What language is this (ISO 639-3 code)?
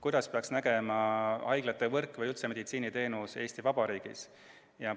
est